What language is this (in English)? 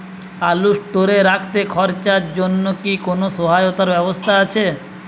Bangla